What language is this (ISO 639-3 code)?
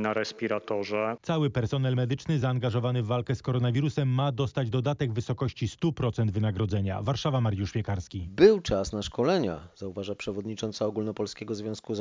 pol